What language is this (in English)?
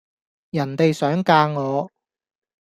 Cantonese